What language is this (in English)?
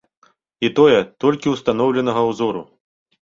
Belarusian